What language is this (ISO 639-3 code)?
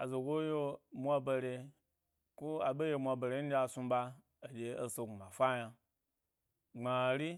gby